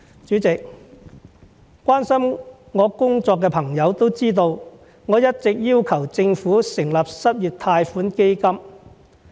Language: Cantonese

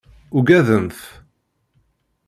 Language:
Kabyle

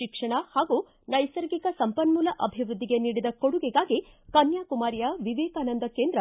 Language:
Kannada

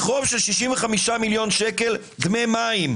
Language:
Hebrew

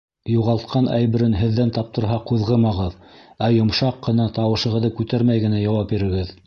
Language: Bashkir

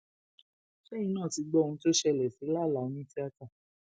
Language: Yoruba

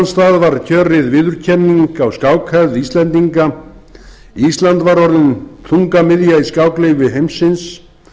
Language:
Icelandic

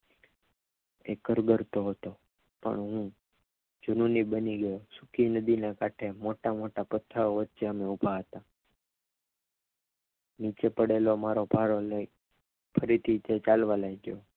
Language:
Gujarati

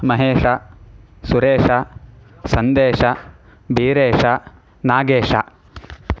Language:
Sanskrit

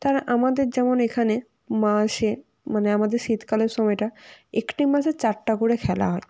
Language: Bangla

